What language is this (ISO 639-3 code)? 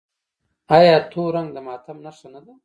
pus